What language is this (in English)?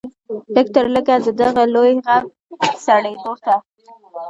Pashto